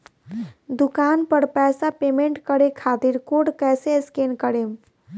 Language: Bhojpuri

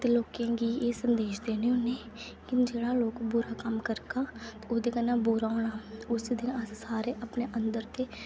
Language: Dogri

